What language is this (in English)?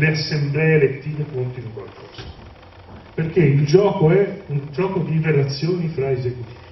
Italian